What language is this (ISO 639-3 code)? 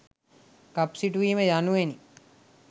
sin